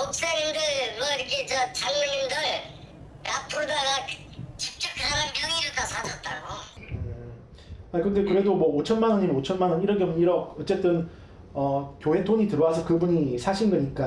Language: Korean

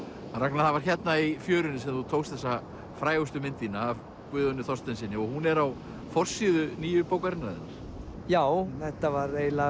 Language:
Icelandic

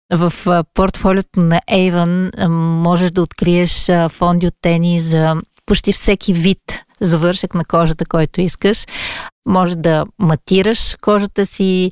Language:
Bulgarian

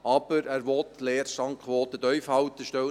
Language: Swiss German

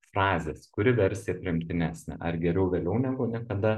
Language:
Lithuanian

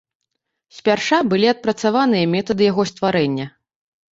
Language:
Belarusian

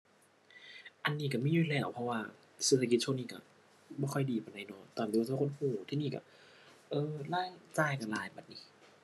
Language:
Thai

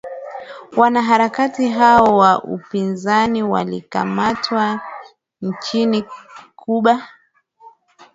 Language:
Swahili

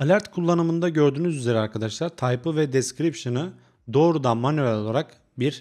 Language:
Turkish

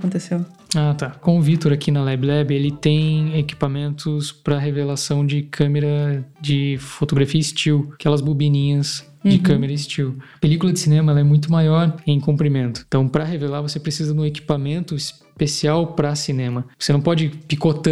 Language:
Portuguese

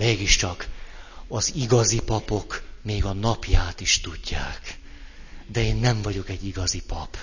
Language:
Hungarian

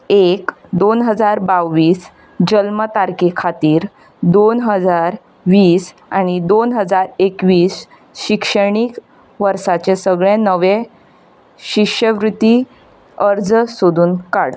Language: Konkani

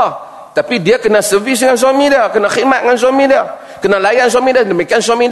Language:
Malay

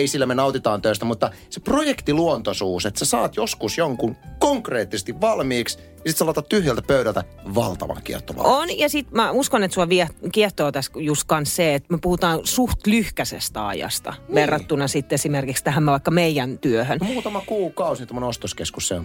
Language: Finnish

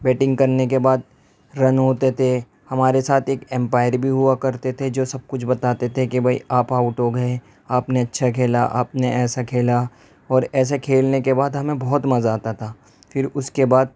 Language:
Urdu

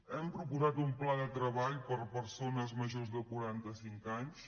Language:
Catalan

